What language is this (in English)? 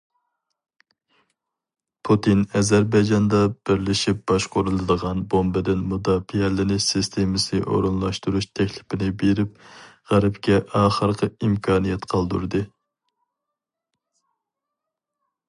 Uyghur